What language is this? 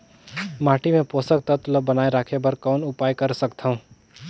Chhattisgarhi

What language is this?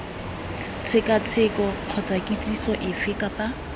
Tswana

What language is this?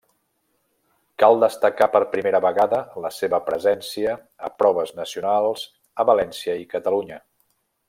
Catalan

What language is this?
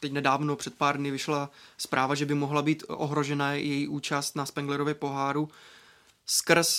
Czech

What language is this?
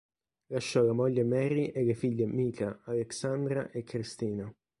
Italian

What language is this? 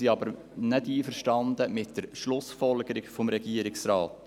Swiss German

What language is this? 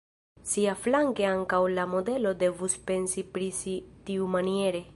Esperanto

